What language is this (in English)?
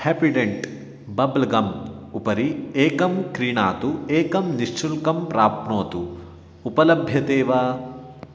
Sanskrit